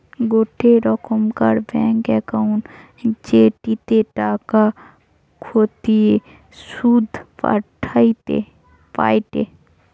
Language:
Bangla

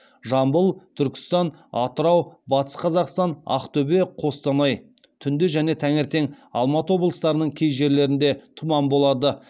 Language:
Kazakh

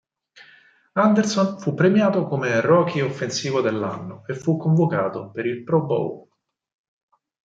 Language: Italian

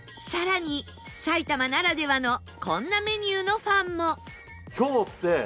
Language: Japanese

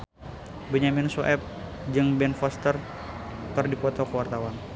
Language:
Sundanese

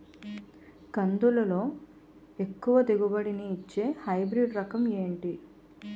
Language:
Telugu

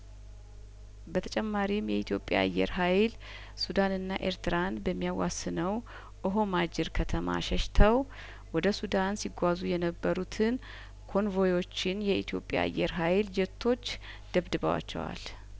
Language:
Amharic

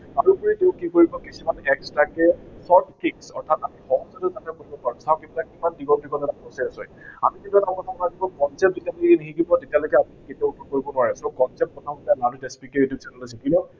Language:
Assamese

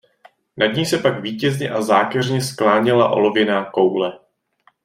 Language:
Czech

